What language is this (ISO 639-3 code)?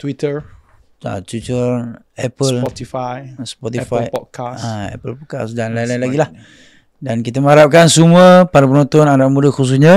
msa